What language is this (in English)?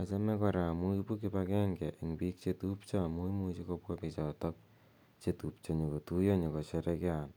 Kalenjin